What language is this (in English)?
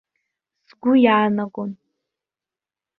Abkhazian